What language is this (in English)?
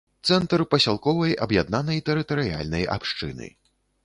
Belarusian